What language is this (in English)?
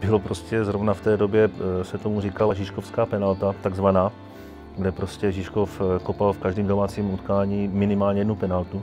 Czech